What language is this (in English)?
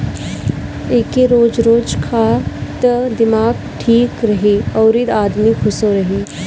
Bhojpuri